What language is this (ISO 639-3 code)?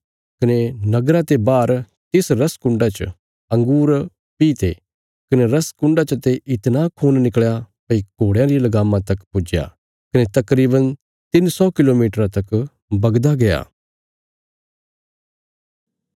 kfs